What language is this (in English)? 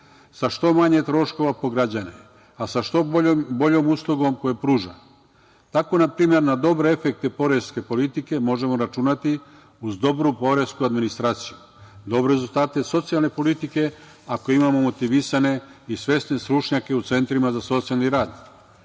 Serbian